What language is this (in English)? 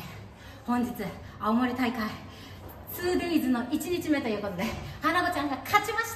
Japanese